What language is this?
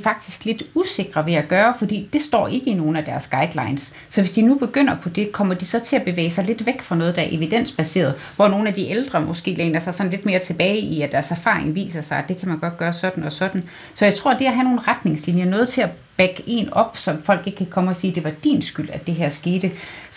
Danish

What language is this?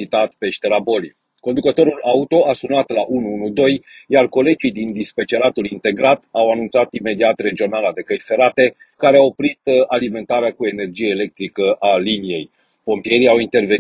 Romanian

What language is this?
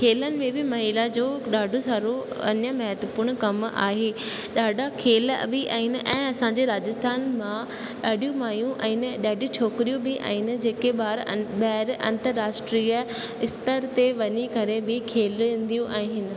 Sindhi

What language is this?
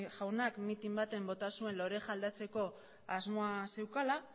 Basque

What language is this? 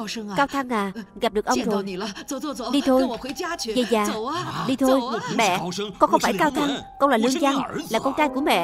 Vietnamese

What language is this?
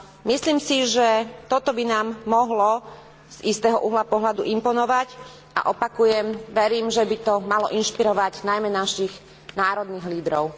Slovak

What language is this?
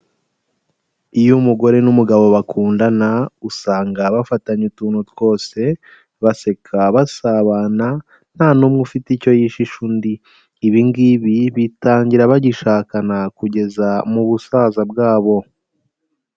Kinyarwanda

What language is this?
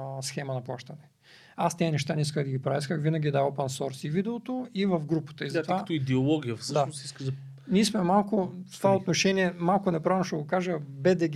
Bulgarian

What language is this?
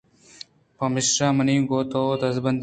Eastern Balochi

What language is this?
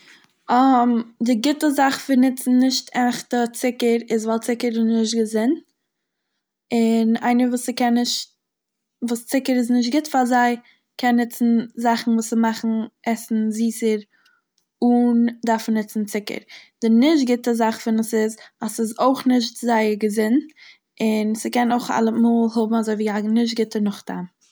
Yiddish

